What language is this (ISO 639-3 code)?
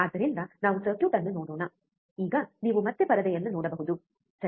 kan